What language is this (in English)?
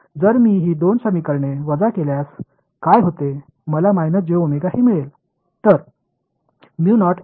Marathi